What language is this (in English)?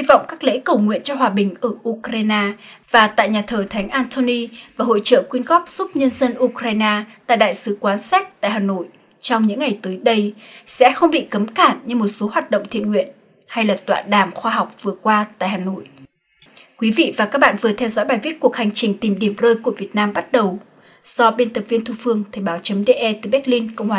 Vietnamese